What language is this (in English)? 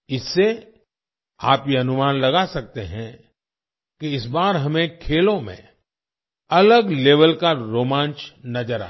Hindi